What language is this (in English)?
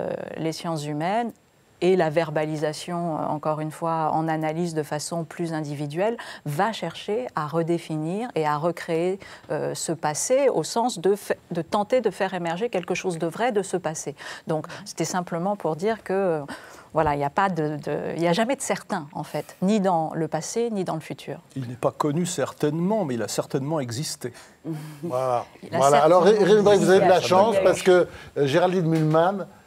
French